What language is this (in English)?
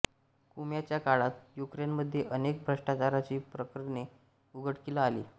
Marathi